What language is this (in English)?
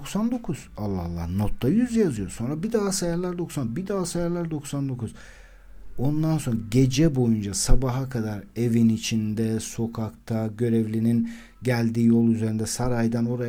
Turkish